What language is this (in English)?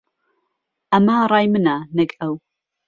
Central Kurdish